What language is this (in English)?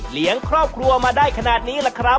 Thai